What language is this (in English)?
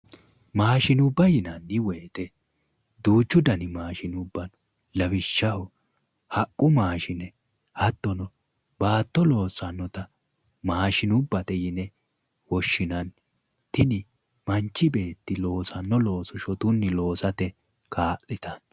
Sidamo